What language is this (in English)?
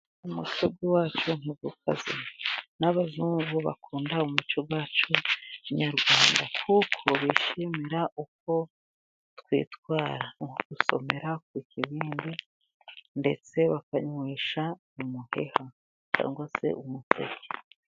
Kinyarwanda